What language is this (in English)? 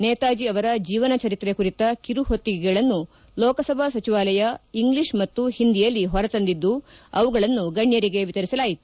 Kannada